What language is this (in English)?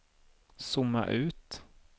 Swedish